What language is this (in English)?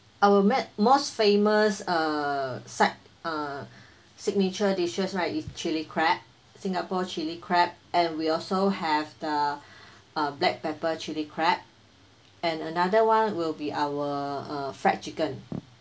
English